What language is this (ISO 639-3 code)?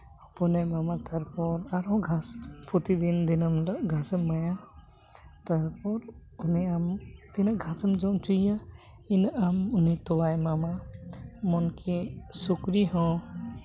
sat